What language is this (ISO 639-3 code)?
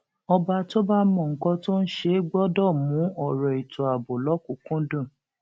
yor